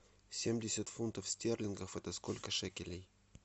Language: Russian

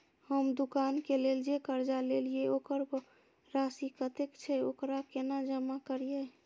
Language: Maithili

